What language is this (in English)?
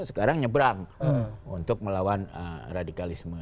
Indonesian